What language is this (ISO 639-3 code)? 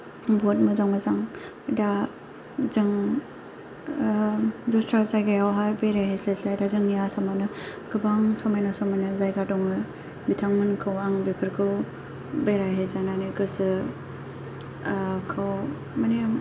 brx